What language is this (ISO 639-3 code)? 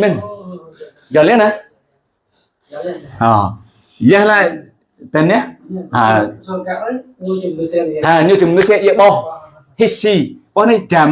ind